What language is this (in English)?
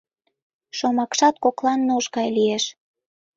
Mari